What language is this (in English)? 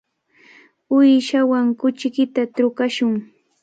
Cajatambo North Lima Quechua